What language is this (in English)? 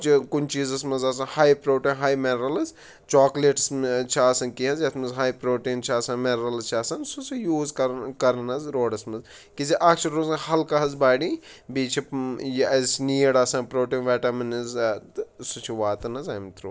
Kashmiri